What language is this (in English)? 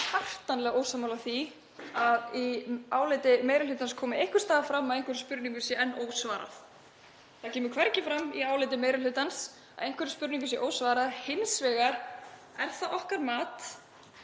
Icelandic